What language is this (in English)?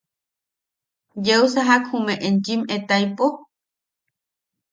Yaqui